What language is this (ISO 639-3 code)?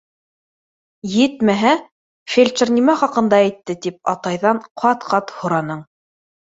bak